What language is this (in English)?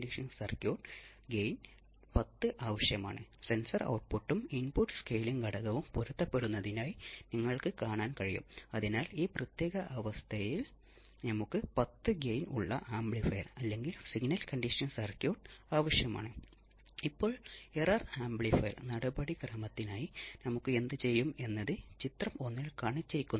Malayalam